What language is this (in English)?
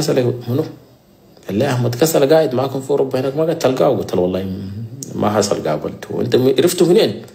Arabic